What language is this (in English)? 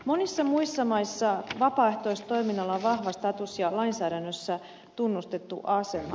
Finnish